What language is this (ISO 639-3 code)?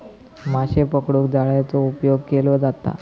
mar